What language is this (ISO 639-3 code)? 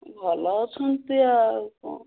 ori